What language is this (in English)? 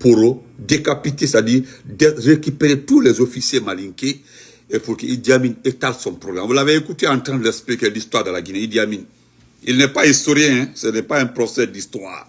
French